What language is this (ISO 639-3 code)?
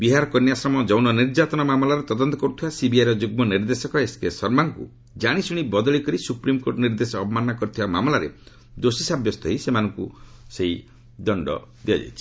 ori